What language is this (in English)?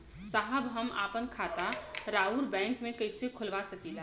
Bhojpuri